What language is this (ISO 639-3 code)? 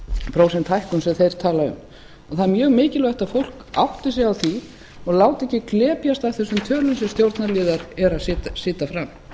isl